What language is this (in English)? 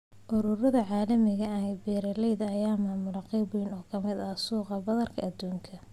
Somali